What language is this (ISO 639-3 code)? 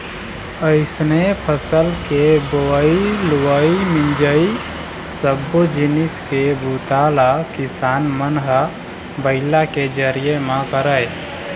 hne